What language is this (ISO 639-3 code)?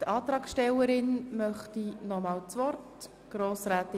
gsw